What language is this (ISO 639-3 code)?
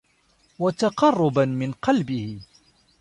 ara